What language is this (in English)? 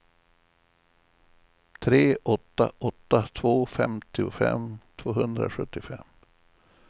Swedish